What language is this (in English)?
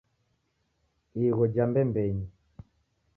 Taita